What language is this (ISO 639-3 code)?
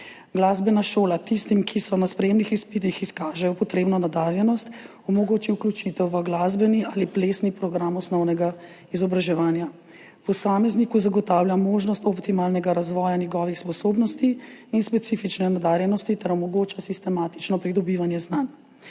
slv